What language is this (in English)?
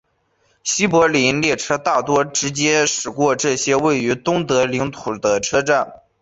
Chinese